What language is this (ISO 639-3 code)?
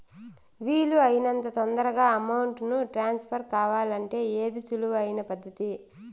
tel